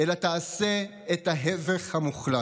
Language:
Hebrew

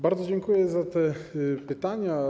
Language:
Polish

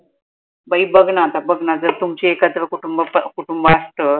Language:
Marathi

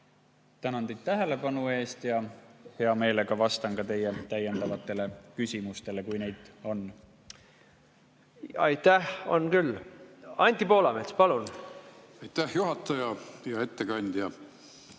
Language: Estonian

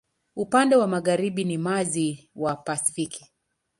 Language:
Swahili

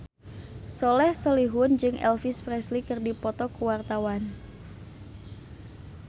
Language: Sundanese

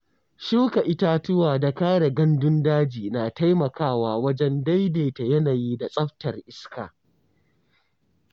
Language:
Hausa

